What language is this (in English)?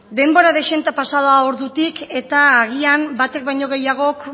Basque